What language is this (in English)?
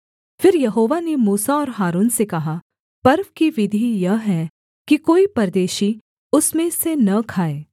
Hindi